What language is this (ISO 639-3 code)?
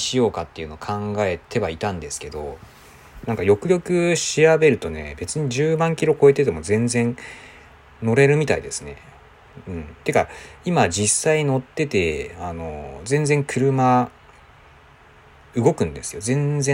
jpn